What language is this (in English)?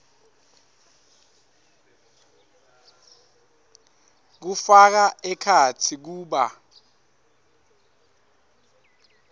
Swati